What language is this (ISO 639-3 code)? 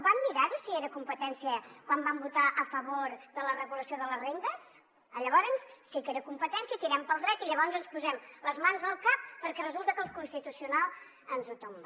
cat